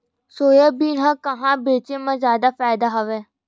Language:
Chhattisgarhi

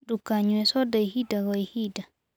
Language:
Kikuyu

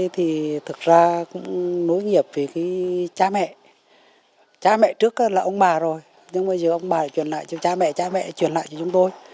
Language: Vietnamese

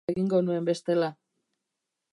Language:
Basque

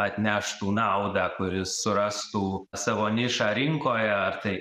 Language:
Lithuanian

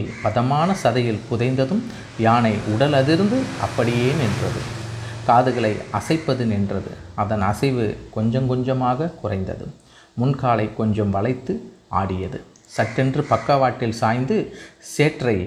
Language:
Tamil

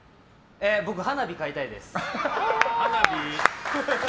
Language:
Japanese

